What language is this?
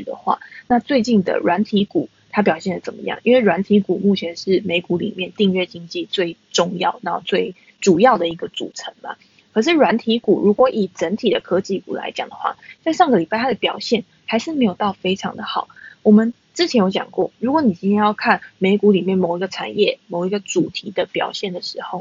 Chinese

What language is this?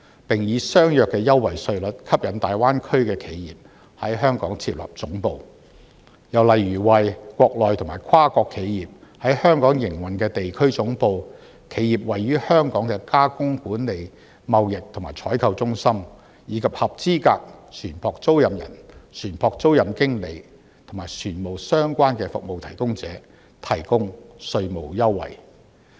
Cantonese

